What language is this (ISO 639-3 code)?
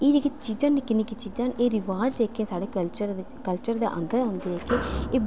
doi